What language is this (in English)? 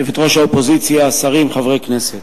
Hebrew